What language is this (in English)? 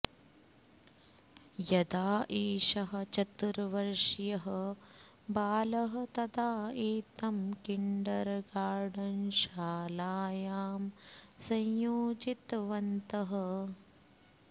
Sanskrit